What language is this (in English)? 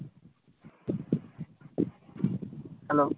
Bangla